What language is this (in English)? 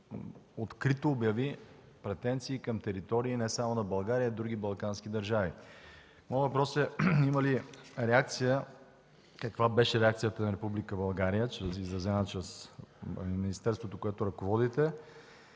Bulgarian